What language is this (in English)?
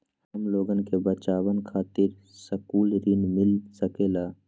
Magahi